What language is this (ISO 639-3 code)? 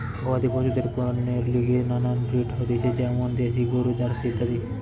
ben